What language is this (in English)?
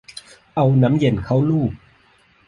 Thai